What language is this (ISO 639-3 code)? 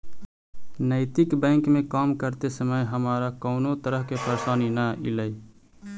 mag